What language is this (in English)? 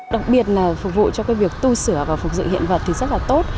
Vietnamese